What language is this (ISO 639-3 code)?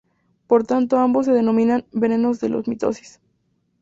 spa